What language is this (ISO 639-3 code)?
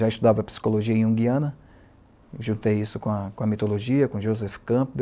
por